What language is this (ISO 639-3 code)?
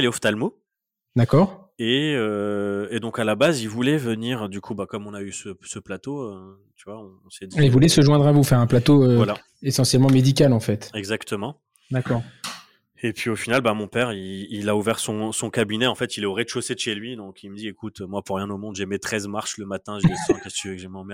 fra